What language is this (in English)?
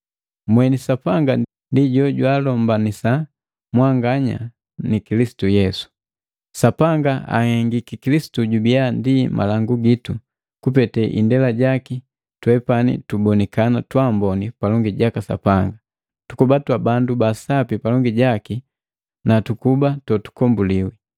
Matengo